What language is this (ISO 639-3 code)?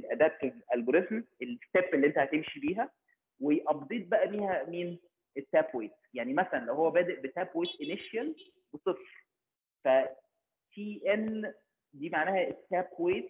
ara